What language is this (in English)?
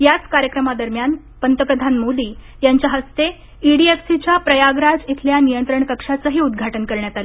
Marathi